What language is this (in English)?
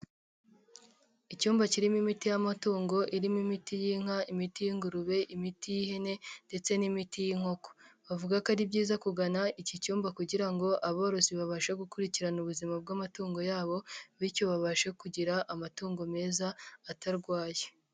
Kinyarwanda